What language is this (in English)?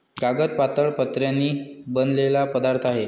Marathi